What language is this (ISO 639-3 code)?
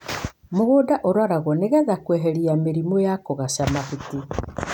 kik